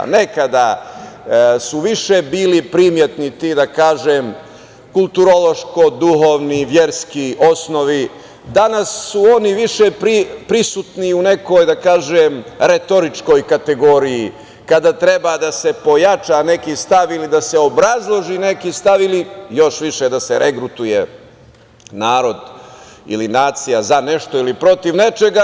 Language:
Serbian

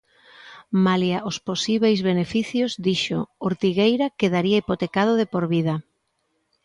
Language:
Galician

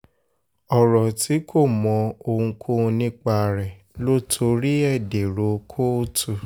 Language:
Yoruba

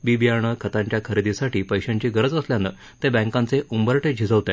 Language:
Marathi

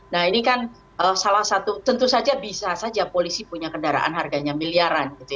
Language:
Indonesian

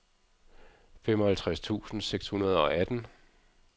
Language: Danish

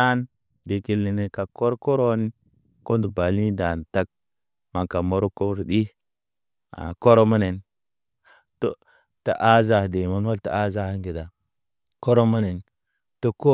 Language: Naba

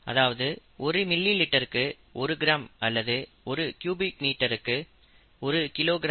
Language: Tamil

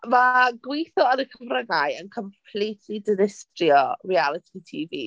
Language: Welsh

